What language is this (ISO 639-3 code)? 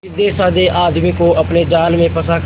hin